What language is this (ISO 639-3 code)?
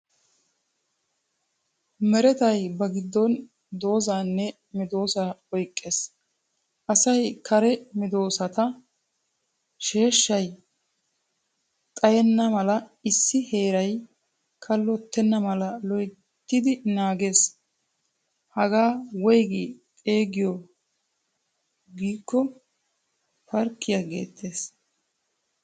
wal